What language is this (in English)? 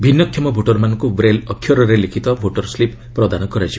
Odia